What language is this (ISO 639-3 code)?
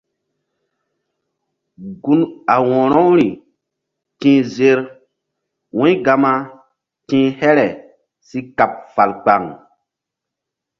mdd